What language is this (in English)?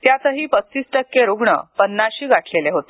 Marathi